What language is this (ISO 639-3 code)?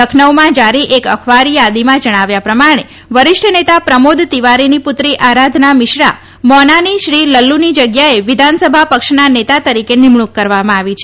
guj